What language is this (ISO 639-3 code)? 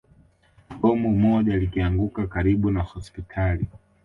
swa